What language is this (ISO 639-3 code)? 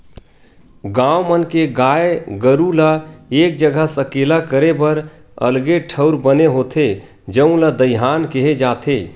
hne